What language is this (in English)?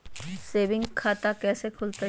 Magahi